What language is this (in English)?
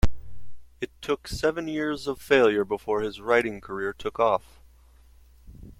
English